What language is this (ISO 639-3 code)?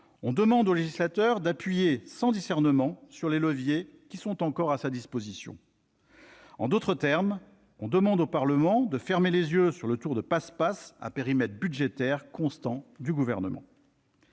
fra